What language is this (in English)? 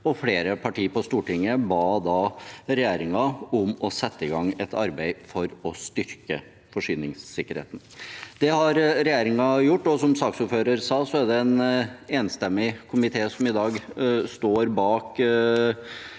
Norwegian